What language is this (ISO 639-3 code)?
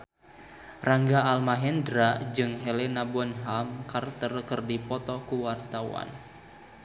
sun